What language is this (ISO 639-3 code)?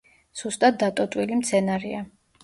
kat